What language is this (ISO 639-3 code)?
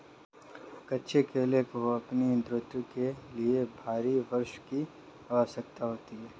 hin